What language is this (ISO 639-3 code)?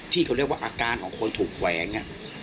tha